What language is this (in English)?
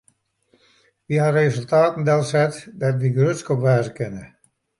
Western Frisian